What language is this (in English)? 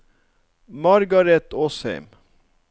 Norwegian